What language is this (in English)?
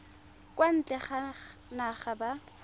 Tswana